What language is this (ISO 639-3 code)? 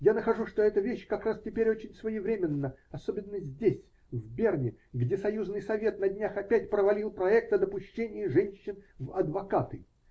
rus